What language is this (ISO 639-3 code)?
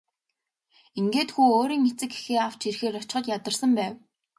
mon